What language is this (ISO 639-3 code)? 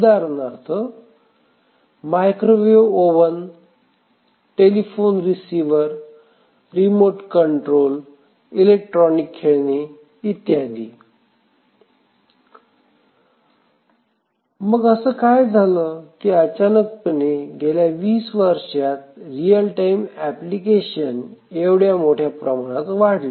mar